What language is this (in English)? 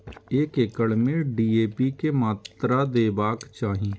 Maithili